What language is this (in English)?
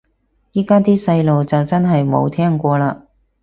Cantonese